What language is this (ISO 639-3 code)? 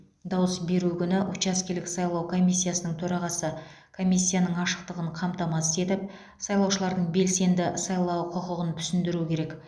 kaz